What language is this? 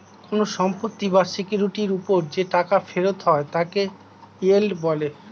Bangla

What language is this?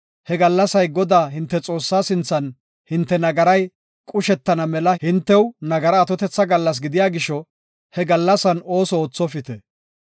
Gofa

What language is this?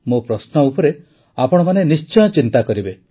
Odia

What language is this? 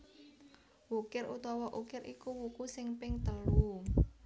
Javanese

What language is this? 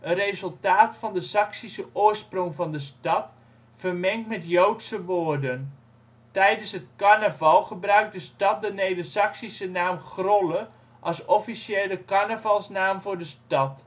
Dutch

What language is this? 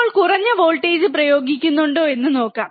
Malayalam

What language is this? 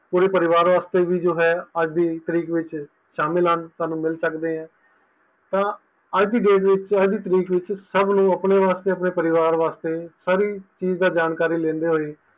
Punjabi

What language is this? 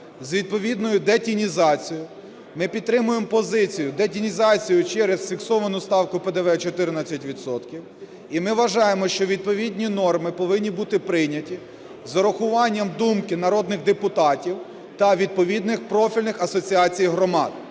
Ukrainian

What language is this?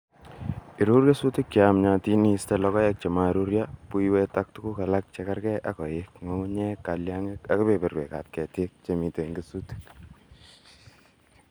Kalenjin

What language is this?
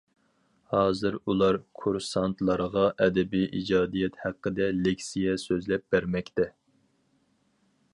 Uyghur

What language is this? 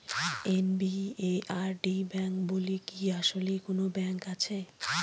Bangla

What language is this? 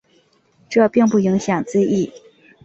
Chinese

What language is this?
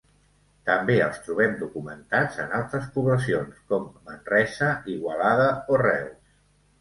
Catalan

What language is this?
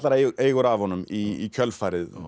Icelandic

